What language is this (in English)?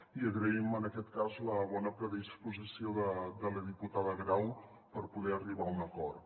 Catalan